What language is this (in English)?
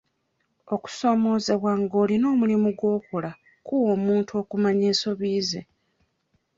Ganda